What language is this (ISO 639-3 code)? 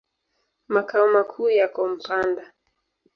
swa